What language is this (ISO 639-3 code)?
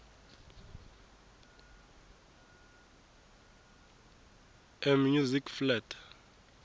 tso